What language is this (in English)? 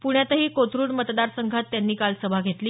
Marathi